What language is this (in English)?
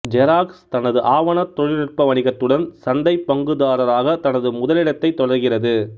Tamil